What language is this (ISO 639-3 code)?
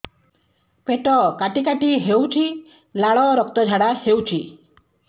ori